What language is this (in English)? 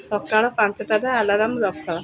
Odia